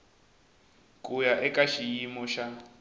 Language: Tsonga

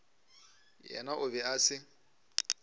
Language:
Northern Sotho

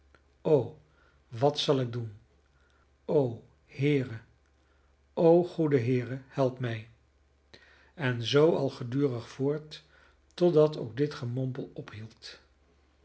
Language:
Dutch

